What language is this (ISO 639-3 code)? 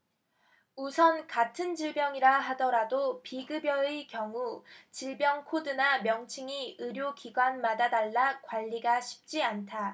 kor